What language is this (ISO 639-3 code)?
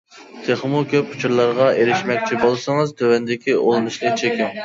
uig